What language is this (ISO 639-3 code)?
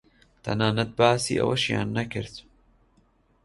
ckb